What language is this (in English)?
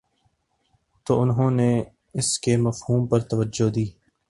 Urdu